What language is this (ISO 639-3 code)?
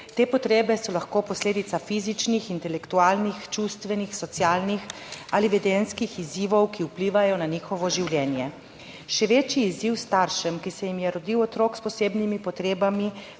slv